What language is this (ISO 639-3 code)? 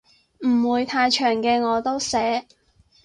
yue